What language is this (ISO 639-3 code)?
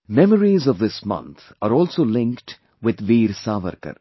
eng